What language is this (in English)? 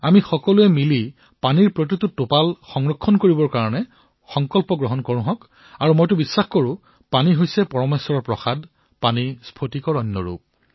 Assamese